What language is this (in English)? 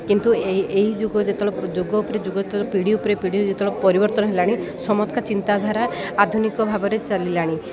Odia